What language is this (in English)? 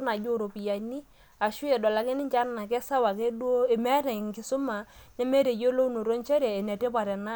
Masai